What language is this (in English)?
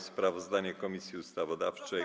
Polish